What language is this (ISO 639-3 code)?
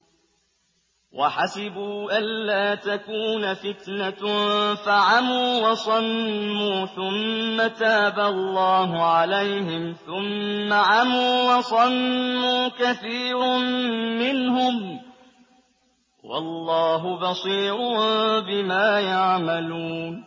ara